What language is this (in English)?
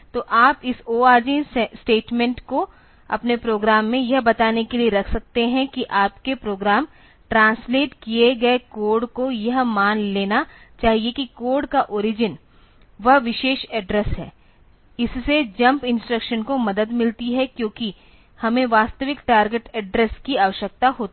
Hindi